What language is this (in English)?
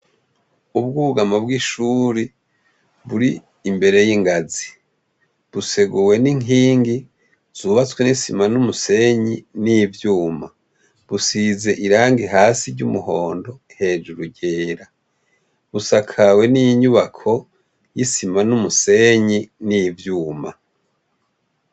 Rundi